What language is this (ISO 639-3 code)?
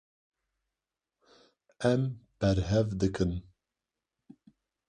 kur